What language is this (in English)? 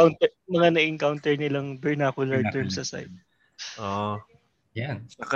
Filipino